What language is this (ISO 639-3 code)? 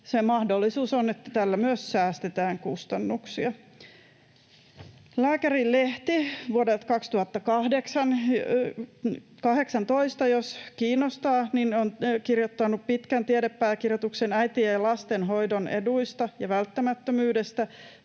fin